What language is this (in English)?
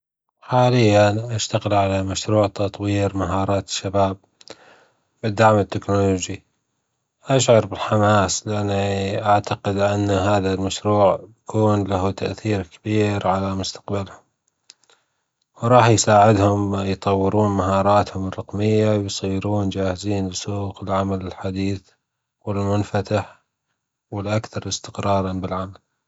Gulf Arabic